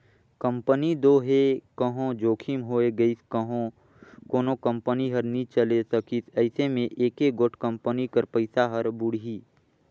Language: Chhattisgarhi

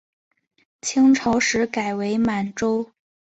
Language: Chinese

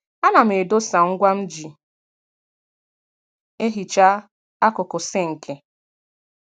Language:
Igbo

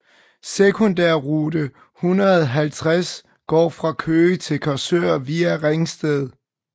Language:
Danish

